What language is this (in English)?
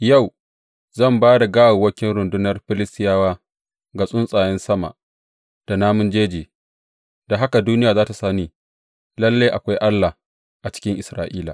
Hausa